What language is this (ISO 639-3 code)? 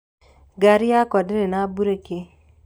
kik